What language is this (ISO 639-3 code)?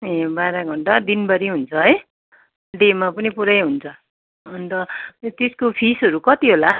nep